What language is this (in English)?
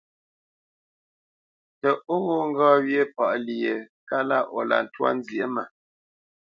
Bamenyam